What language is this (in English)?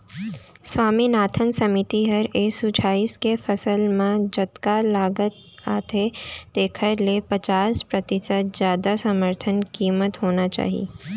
Chhattisgarhi